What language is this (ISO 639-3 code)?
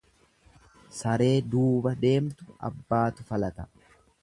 orm